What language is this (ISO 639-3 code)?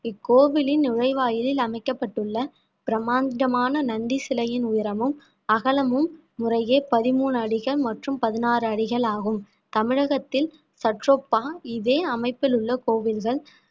tam